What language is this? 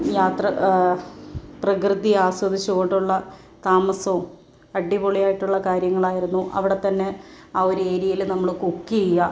Malayalam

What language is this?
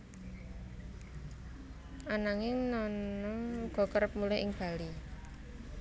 Javanese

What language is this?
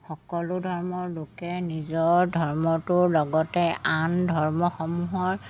Assamese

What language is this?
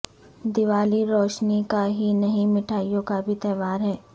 Urdu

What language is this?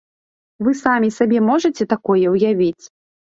Belarusian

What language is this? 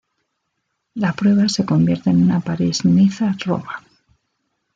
Spanish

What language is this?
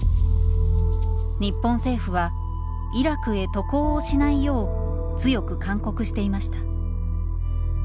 Japanese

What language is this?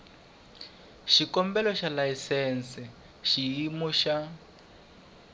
Tsonga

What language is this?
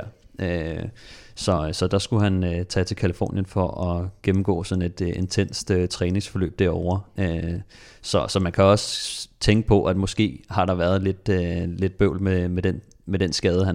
Danish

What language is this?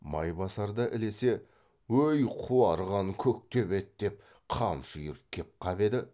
Kazakh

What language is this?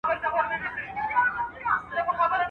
Pashto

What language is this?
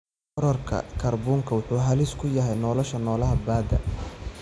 Somali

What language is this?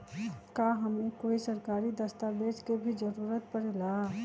Magahi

